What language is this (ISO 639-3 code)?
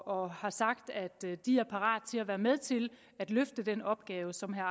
dan